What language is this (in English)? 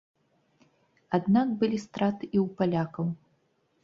Belarusian